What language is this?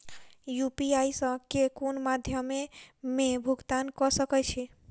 Maithili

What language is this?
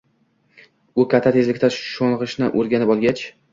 Uzbek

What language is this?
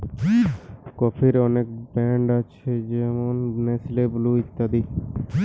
Bangla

